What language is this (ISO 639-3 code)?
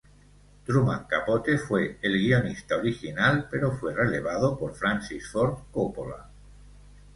spa